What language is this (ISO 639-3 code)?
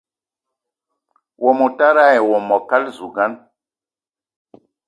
eto